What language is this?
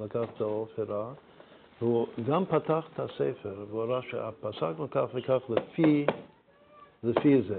Hebrew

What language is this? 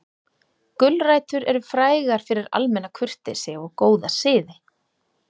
Icelandic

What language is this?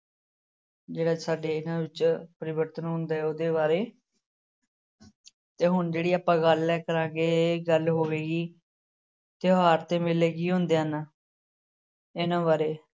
Punjabi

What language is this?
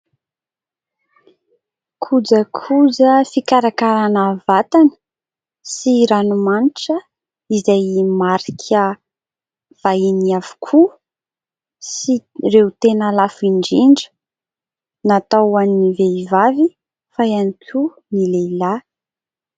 Malagasy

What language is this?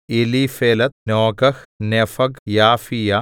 Malayalam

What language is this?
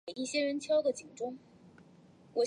Chinese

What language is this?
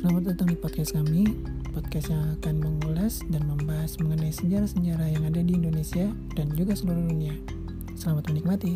Indonesian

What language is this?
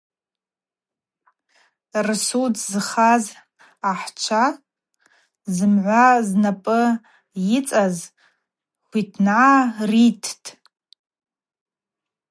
Abaza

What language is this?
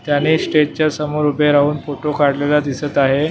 Marathi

